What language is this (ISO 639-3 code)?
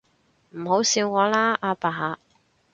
yue